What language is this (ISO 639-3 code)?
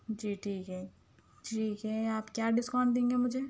urd